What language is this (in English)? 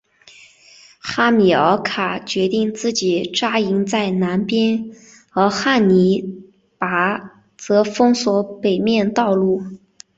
Chinese